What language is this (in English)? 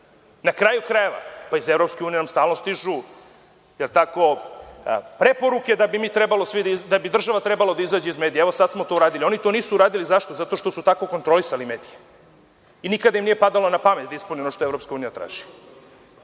Serbian